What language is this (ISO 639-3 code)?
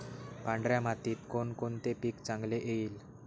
mar